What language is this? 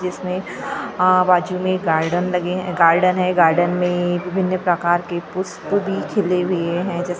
Hindi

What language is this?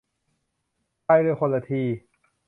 Thai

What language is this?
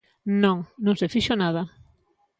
Galician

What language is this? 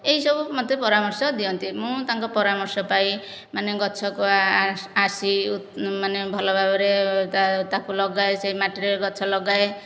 Odia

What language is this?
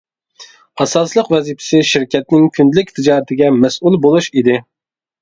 Uyghur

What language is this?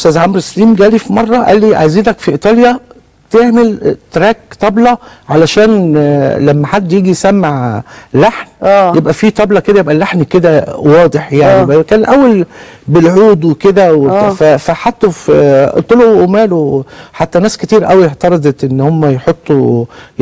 Arabic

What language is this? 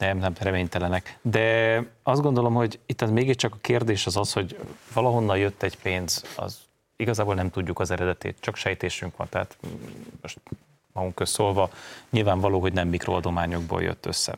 Hungarian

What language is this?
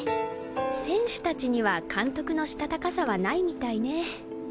Japanese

